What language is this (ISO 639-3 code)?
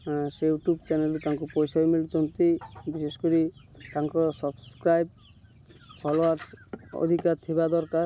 ori